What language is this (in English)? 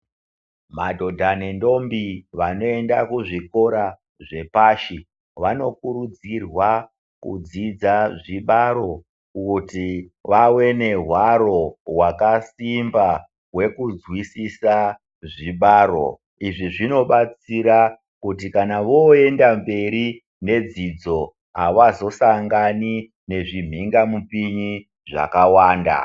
Ndau